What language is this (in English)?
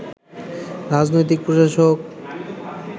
Bangla